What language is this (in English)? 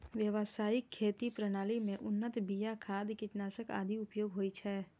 Maithili